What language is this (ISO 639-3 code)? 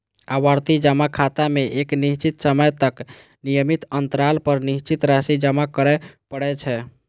mai